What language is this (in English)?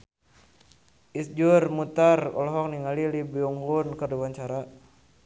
Sundanese